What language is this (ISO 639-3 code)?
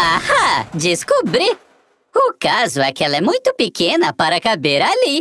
por